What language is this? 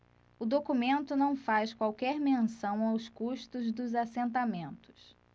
Portuguese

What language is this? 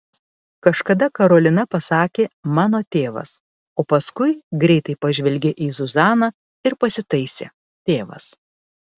Lithuanian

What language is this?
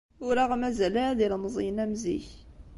Kabyle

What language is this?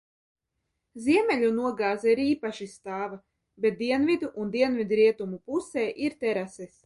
Latvian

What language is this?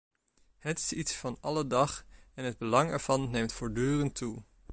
Dutch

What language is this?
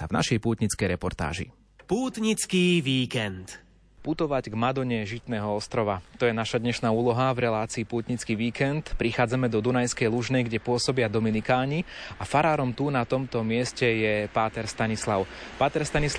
Slovak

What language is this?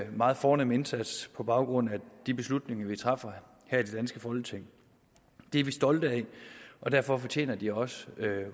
Danish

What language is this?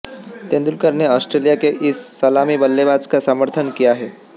Hindi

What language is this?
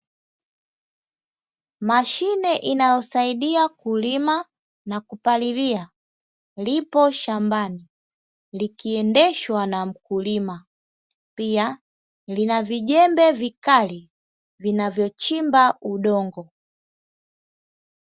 Swahili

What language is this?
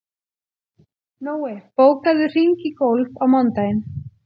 Icelandic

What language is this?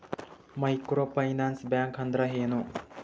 Kannada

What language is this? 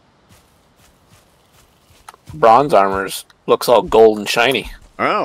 English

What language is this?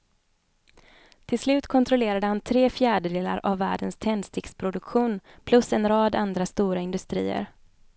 Swedish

